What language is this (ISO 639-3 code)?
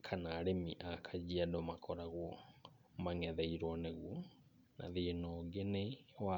kik